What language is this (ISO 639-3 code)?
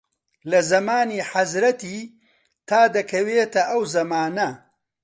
ckb